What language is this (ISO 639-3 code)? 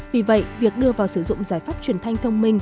vie